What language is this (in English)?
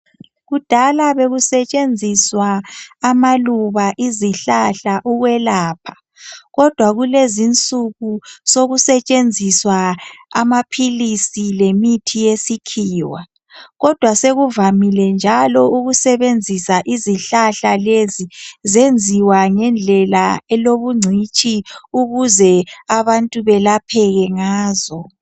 North Ndebele